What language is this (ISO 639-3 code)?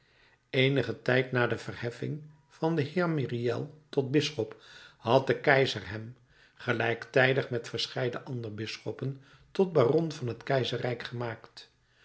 nld